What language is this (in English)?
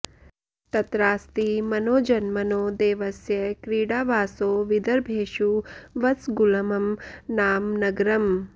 Sanskrit